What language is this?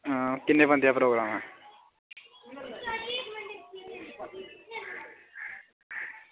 Dogri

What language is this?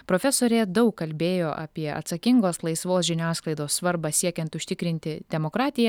Lithuanian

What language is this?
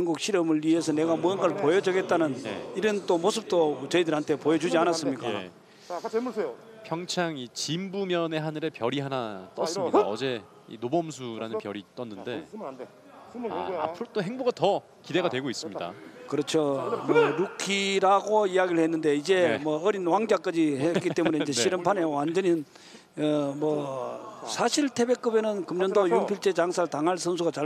Korean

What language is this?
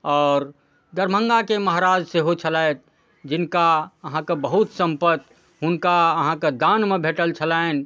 Maithili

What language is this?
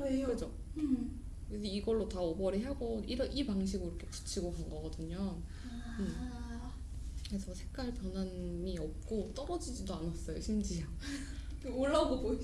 Korean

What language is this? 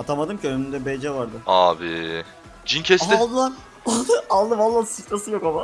Turkish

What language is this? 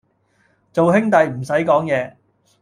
Cantonese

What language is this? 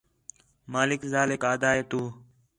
Khetrani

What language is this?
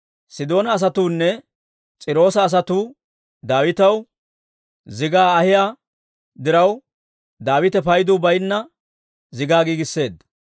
Dawro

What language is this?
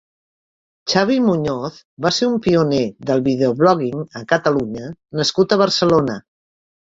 Catalan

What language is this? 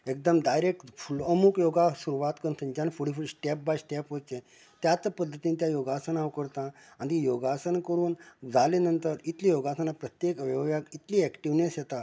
Konkani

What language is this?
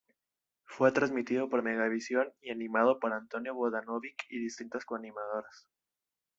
Spanish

